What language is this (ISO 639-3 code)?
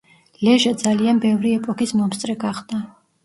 kat